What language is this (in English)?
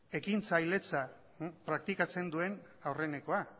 Basque